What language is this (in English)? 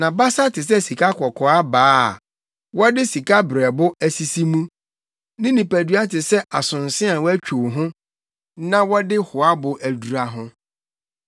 Akan